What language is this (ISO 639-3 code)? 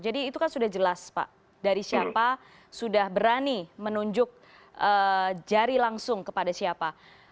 ind